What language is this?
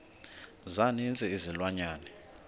Xhosa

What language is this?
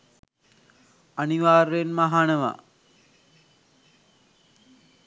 Sinhala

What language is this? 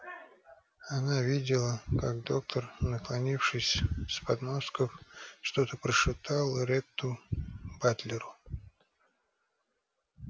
Russian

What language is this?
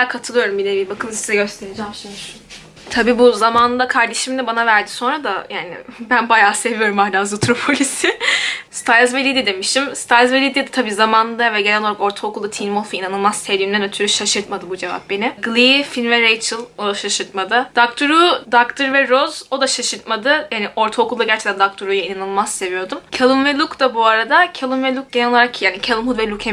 Turkish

